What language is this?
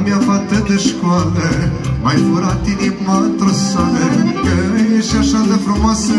Romanian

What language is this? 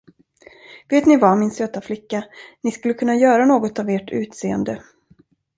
Swedish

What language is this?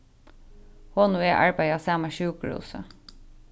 Faroese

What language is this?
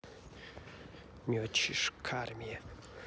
Russian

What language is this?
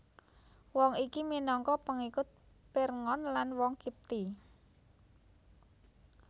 Javanese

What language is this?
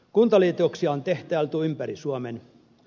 Finnish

